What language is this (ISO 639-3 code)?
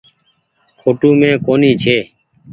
gig